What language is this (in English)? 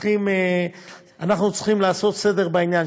Hebrew